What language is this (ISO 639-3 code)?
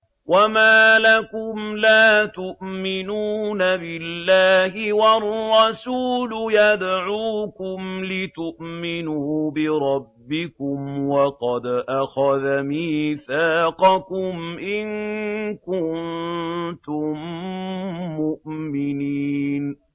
ara